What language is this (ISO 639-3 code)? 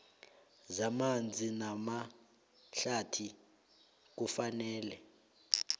nbl